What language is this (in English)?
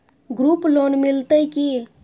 Maithili